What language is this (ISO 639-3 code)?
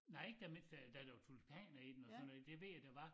dan